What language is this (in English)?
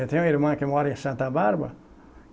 Portuguese